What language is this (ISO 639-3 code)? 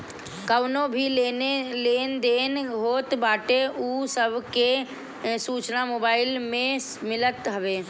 bho